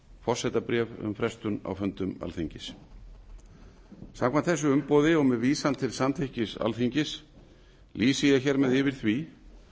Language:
Icelandic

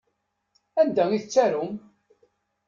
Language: Kabyle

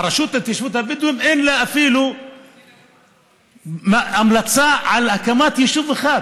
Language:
Hebrew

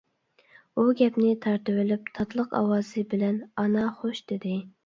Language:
Uyghur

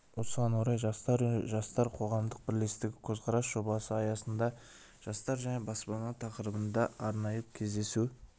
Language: Kazakh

